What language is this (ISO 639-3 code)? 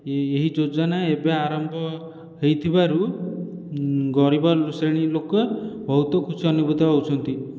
ori